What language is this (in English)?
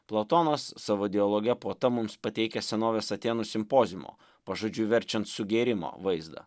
Lithuanian